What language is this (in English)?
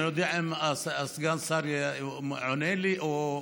Hebrew